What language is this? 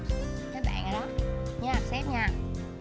Vietnamese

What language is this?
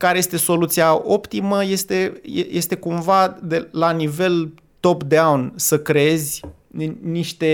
Romanian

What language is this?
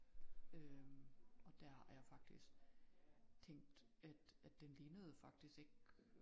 Danish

